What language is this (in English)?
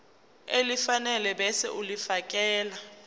Zulu